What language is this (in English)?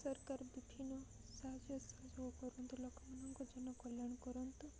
Odia